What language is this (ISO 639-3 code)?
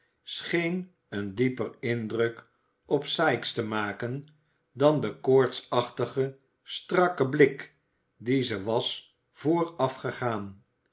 nld